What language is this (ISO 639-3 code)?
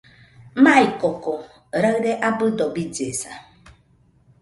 hux